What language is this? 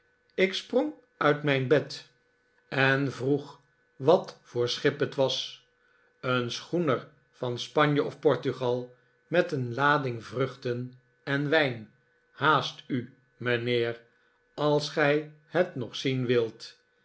Dutch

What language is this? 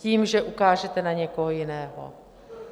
Czech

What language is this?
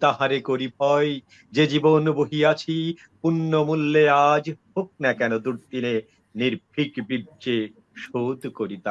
Bangla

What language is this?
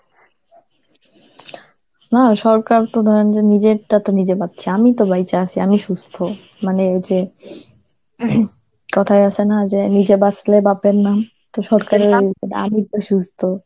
Bangla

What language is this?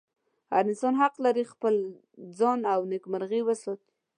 Pashto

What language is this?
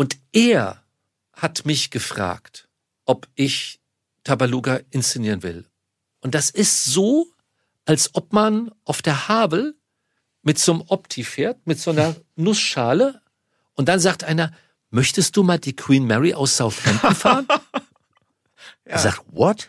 German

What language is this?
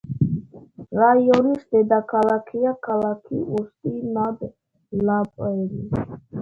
Georgian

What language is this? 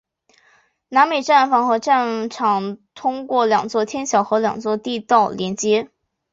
Chinese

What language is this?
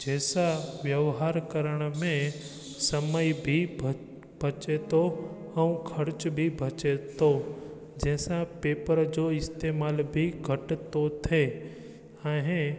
Sindhi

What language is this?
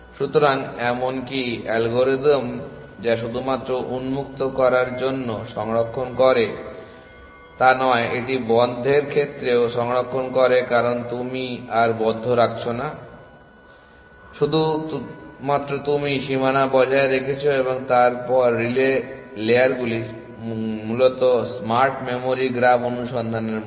Bangla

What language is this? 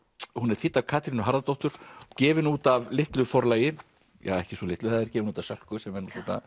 Icelandic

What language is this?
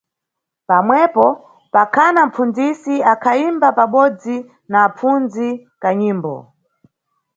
Nyungwe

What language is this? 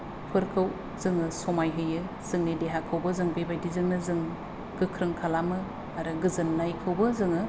Bodo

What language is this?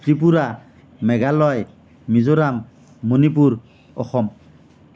Assamese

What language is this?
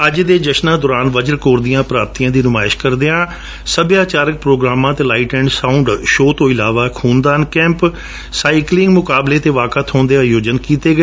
Punjabi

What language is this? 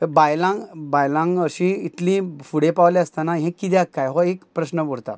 Konkani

